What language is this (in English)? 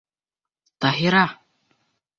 Bashkir